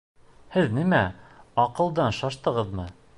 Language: Bashkir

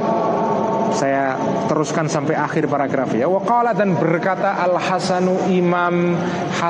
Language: Indonesian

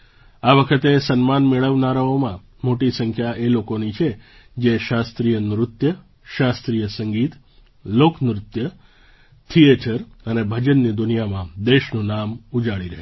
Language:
Gujarati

